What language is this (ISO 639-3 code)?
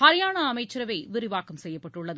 tam